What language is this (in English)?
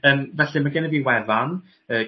Welsh